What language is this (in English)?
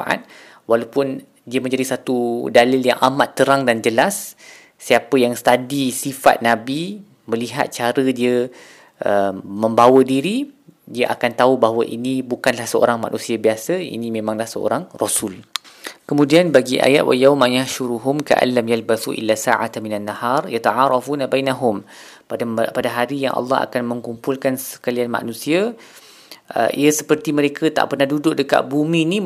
Malay